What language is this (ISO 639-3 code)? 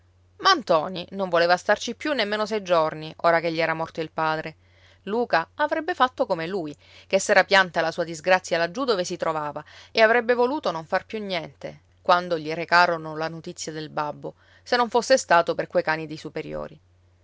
ita